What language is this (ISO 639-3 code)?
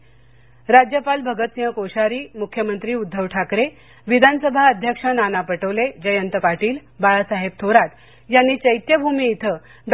mar